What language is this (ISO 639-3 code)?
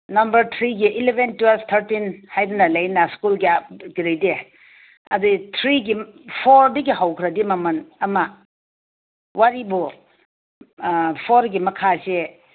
mni